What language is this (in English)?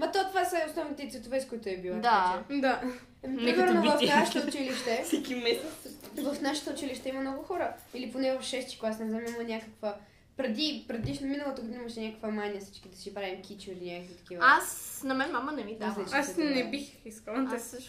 Bulgarian